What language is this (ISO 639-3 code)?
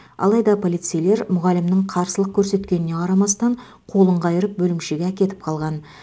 kaz